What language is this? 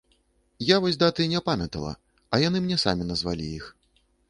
Belarusian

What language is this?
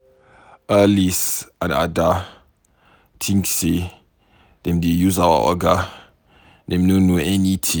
Nigerian Pidgin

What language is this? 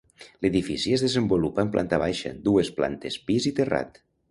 Catalan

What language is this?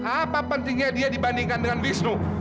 Indonesian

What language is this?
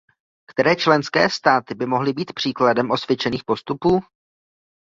Czech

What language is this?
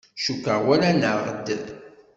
Kabyle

